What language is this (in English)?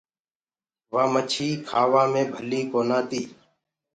Gurgula